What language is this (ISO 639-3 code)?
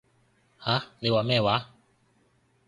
yue